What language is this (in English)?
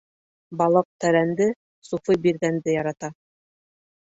Bashkir